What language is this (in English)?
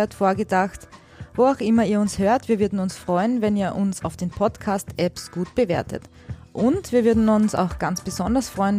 German